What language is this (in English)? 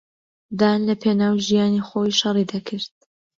Central Kurdish